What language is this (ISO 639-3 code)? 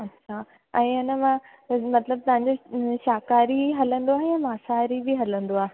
snd